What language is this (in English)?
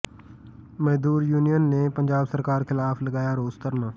Punjabi